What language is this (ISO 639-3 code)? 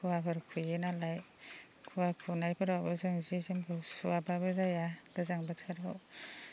brx